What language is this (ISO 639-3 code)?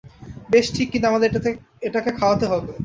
ben